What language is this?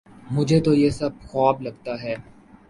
Urdu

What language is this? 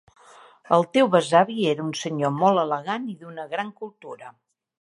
Catalan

